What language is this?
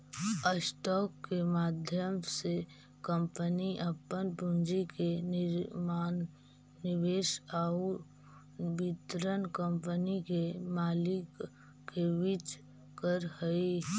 Magahi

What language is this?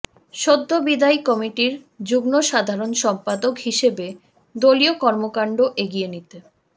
Bangla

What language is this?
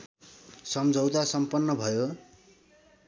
Nepali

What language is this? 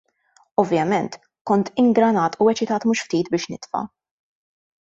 Maltese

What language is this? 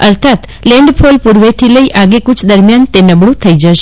Gujarati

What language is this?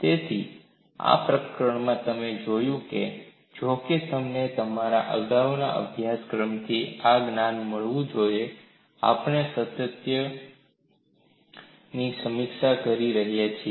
Gujarati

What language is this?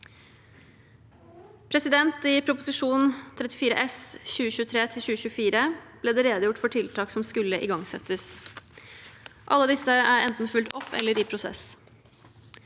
Norwegian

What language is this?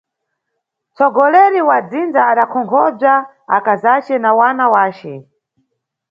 Nyungwe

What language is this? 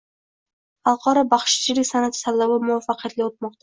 Uzbek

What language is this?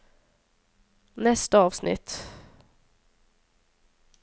Norwegian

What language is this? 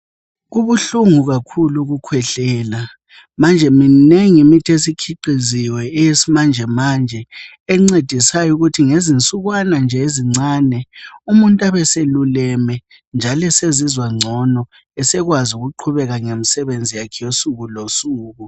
North Ndebele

